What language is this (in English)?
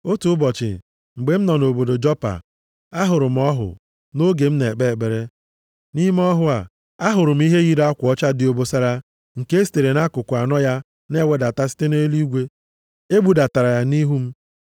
Igbo